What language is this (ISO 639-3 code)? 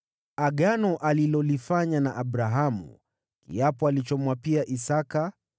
swa